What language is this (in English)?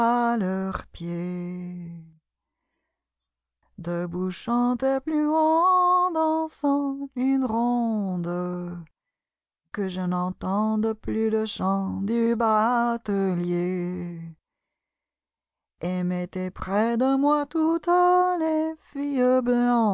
French